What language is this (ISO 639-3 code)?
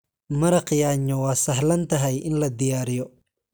som